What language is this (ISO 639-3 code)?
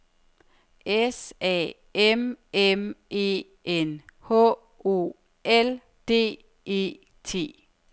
dan